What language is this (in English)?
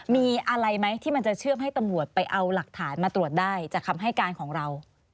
Thai